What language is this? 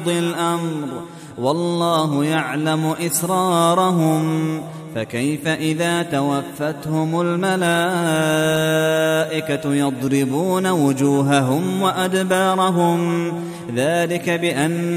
Arabic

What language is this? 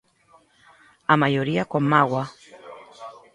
Galician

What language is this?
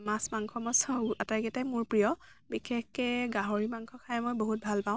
Assamese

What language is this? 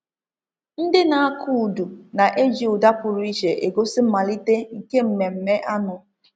Igbo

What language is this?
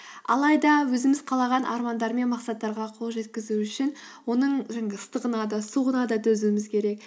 Kazakh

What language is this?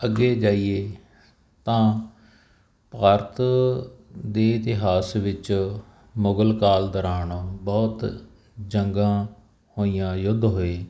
Punjabi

